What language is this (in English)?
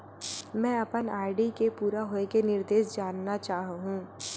Chhattisgarhi